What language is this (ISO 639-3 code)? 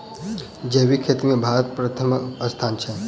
mai